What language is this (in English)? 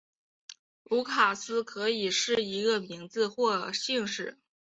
Chinese